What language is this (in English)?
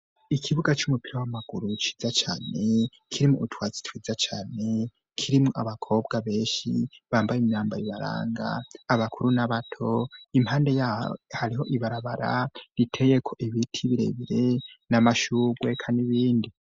Rundi